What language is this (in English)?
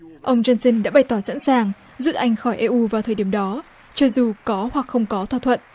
Vietnamese